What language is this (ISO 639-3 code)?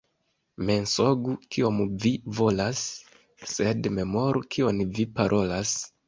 epo